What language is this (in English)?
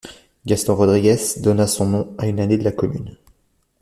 French